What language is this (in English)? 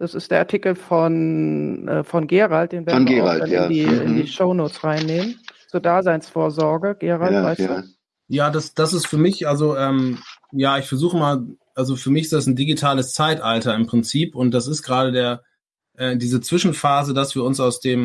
German